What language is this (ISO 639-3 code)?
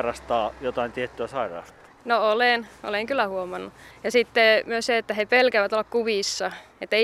fin